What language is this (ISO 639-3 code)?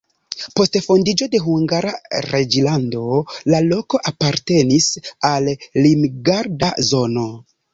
epo